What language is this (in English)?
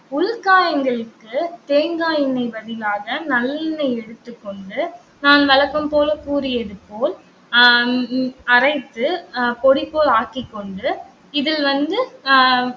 Tamil